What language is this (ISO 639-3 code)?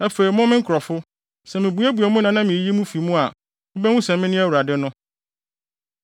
aka